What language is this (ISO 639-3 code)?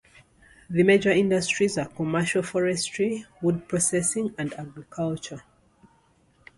eng